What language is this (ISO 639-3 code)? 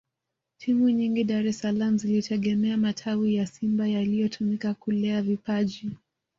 swa